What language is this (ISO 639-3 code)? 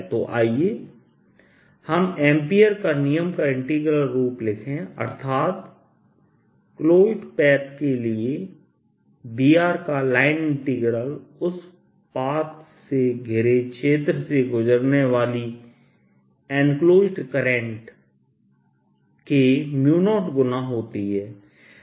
hin